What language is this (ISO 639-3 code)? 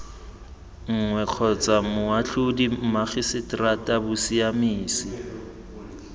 tsn